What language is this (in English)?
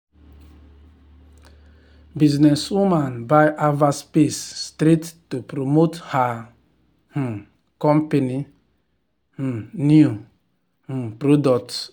Nigerian Pidgin